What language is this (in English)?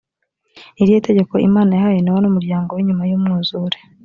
Kinyarwanda